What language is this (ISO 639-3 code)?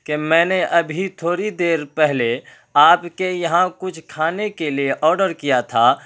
urd